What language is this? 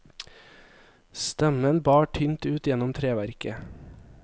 Norwegian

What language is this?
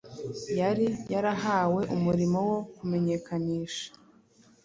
Kinyarwanda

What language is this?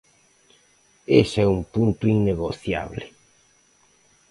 Galician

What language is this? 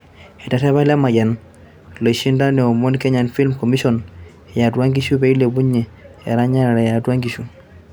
Masai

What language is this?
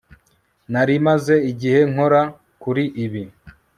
Kinyarwanda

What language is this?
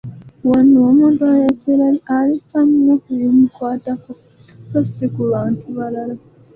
Ganda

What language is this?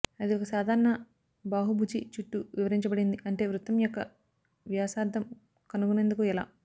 Telugu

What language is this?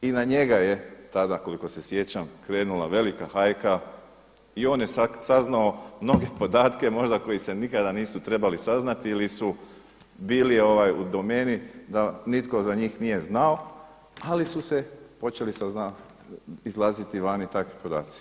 Croatian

